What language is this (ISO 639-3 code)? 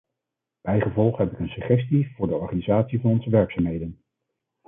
nld